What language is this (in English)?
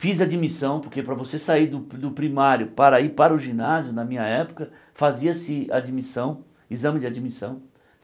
Portuguese